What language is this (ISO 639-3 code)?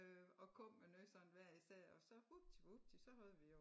dan